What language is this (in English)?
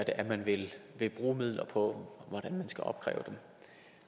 Danish